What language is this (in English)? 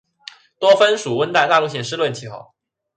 Chinese